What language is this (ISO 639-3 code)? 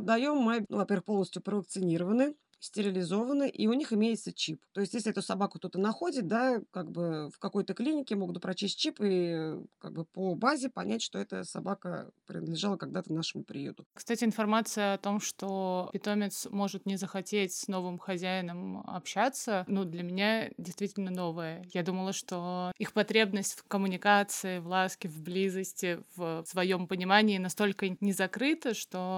rus